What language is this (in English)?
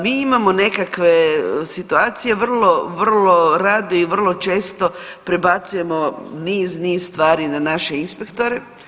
Croatian